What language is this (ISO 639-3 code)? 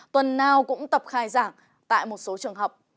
vie